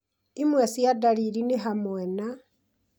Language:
Kikuyu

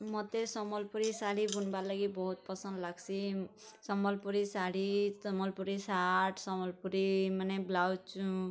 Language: Odia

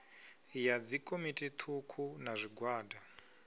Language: Venda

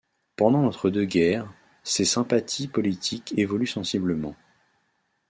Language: French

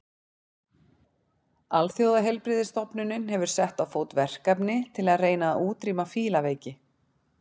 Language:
Icelandic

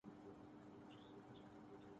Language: Urdu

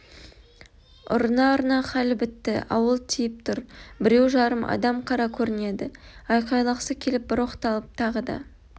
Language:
Kazakh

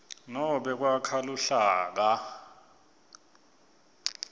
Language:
Swati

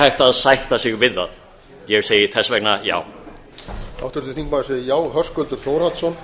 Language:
Icelandic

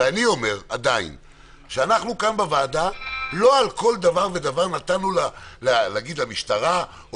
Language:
Hebrew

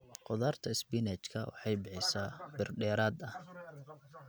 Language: Somali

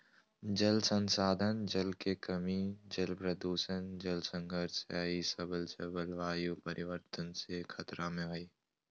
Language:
Magahi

